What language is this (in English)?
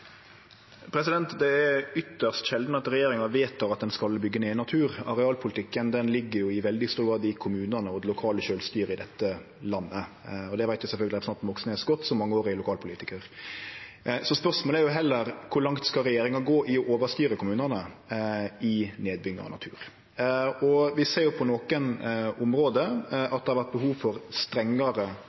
Norwegian